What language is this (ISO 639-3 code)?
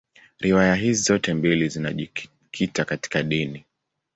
swa